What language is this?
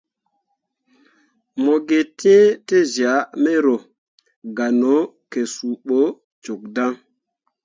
Mundang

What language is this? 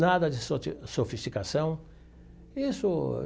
Portuguese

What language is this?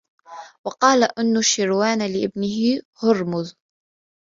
Arabic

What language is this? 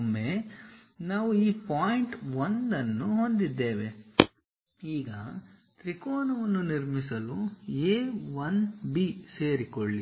Kannada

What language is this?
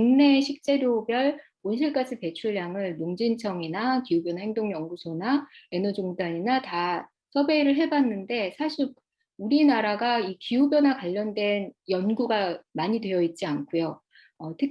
Korean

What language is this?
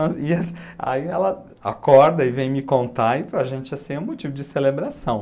Portuguese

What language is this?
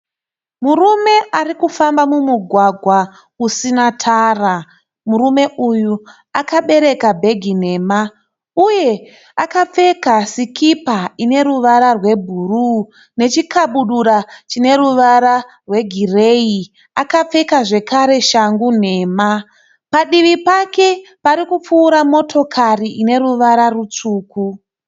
Shona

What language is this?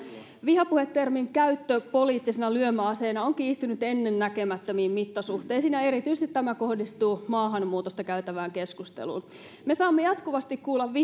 Finnish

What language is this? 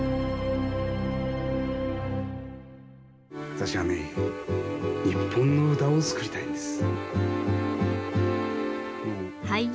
Japanese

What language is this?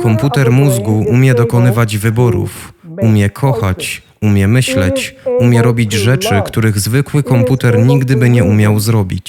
Polish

